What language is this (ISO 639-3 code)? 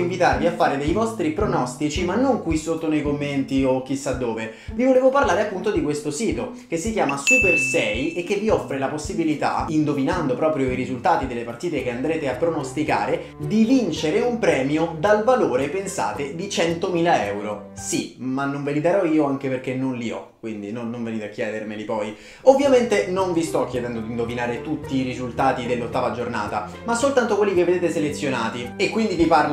ita